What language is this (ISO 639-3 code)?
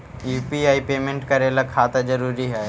mag